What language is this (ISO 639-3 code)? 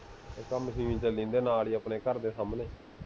pan